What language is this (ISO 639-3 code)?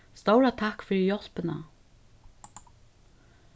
fao